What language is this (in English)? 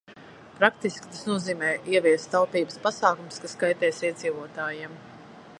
Latvian